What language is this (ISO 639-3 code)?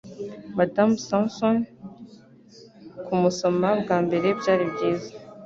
kin